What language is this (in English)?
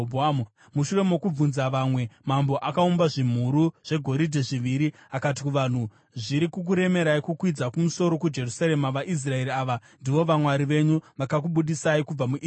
Shona